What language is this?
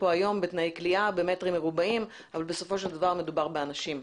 Hebrew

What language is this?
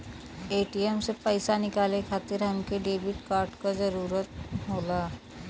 Bhojpuri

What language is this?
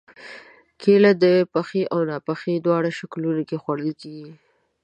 Pashto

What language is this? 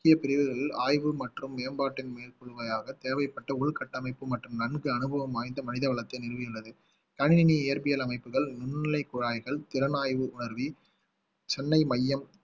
Tamil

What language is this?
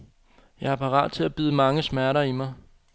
Danish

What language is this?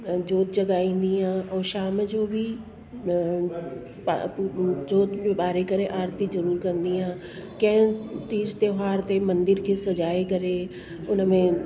Sindhi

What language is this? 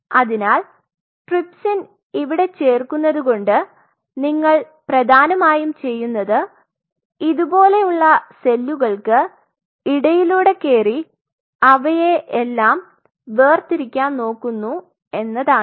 Malayalam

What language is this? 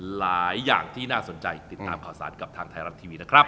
Thai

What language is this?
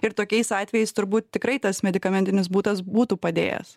Lithuanian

